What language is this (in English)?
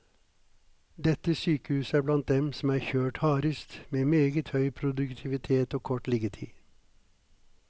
Norwegian